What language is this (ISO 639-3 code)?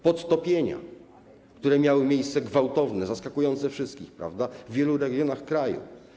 pol